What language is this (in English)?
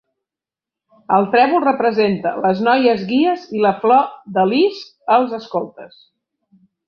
Catalan